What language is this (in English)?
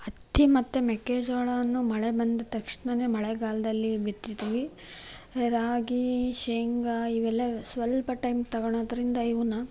Kannada